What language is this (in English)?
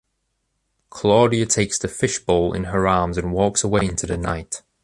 English